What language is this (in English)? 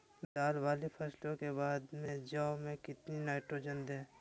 Magahi